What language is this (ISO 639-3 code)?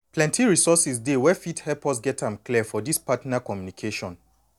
pcm